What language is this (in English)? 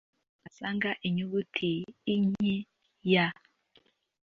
Kinyarwanda